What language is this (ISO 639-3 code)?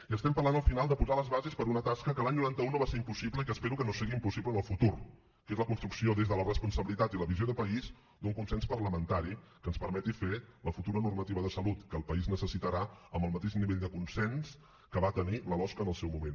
cat